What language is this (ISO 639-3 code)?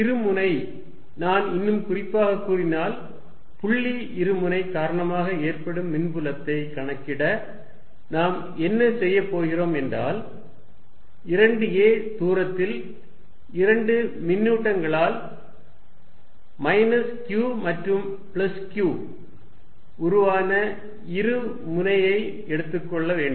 tam